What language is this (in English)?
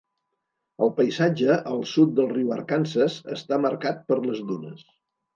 Catalan